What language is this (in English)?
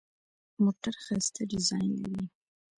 Pashto